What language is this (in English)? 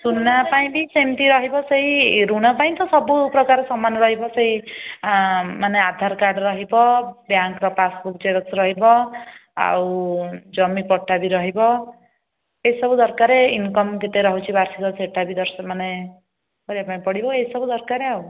Odia